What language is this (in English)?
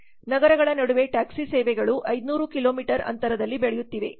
Kannada